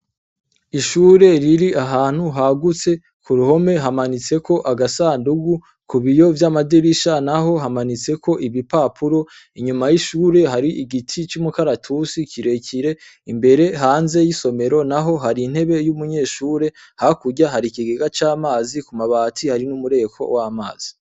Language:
Rundi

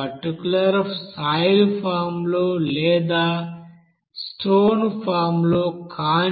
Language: Telugu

